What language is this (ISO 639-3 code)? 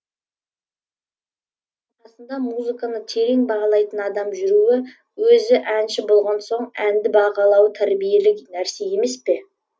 kaz